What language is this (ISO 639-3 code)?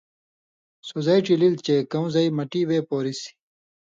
mvy